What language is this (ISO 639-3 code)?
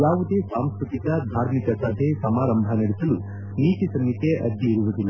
kan